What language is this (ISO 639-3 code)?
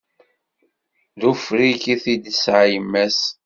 kab